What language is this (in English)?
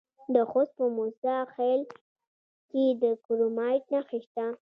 Pashto